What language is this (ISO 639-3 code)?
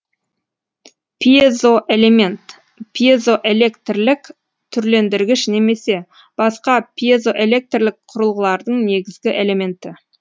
kaz